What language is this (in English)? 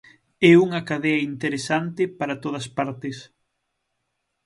Galician